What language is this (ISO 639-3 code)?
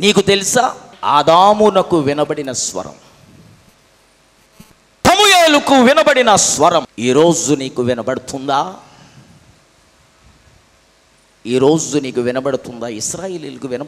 hin